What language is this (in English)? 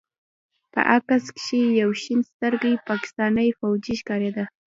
Pashto